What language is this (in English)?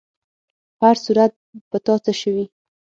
Pashto